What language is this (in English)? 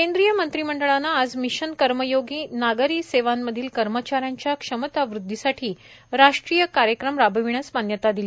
Marathi